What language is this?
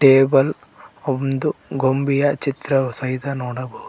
Kannada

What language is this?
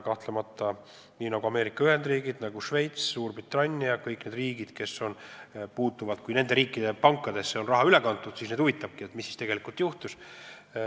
Estonian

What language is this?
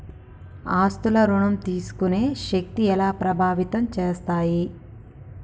Telugu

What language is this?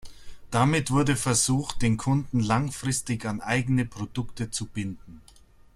German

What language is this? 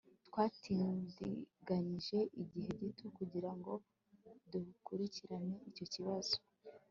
Kinyarwanda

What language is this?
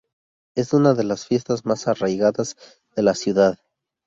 Spanish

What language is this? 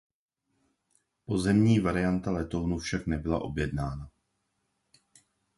Czech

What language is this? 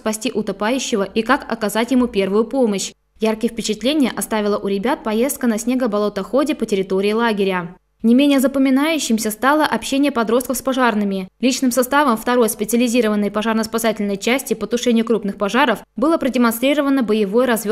Russian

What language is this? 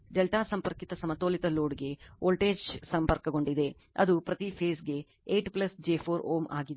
Kannada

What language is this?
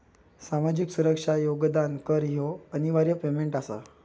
Marathi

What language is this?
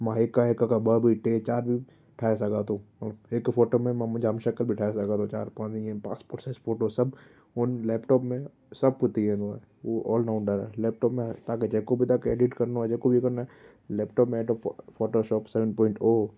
Sindhi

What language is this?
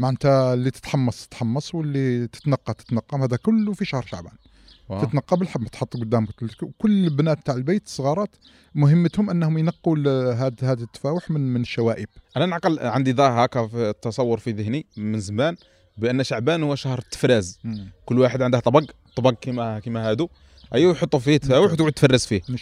Arabic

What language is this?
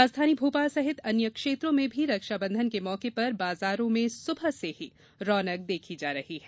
Hindi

